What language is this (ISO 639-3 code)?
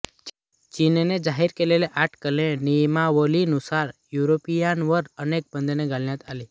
mar